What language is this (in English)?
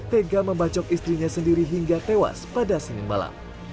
Indonesian